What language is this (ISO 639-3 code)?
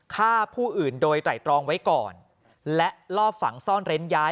tha